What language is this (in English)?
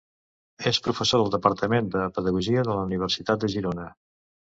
Catalan